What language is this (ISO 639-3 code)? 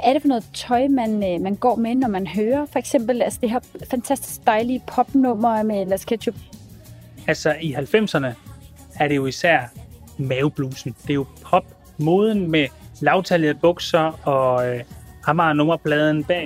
dan